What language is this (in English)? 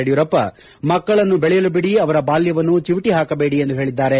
Kannada